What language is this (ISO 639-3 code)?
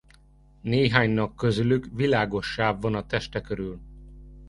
hun